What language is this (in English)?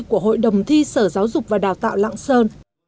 Vietnamese